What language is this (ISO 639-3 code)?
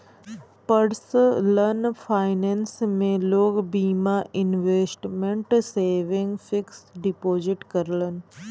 bho